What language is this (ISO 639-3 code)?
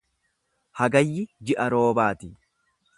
orm